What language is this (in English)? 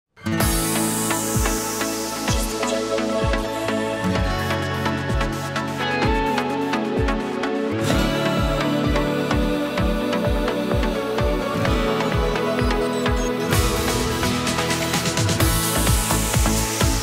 Polish